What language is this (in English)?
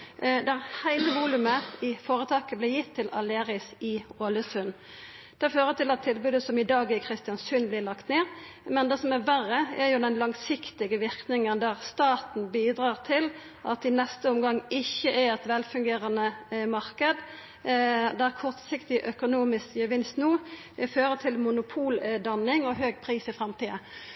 Norwegian Nynorsk